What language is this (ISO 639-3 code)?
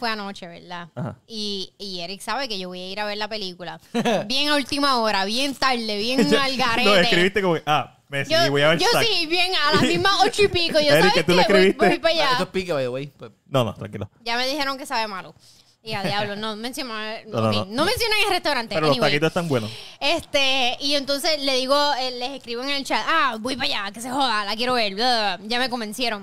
spa